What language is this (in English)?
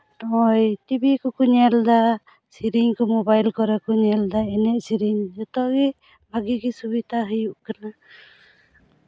Santali